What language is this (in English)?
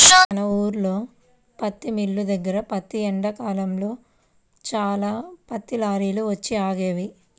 Telugu